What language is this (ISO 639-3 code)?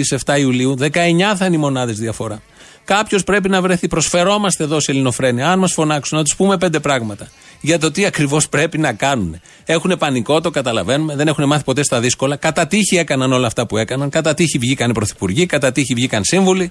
ell